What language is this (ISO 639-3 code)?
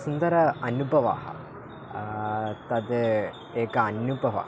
san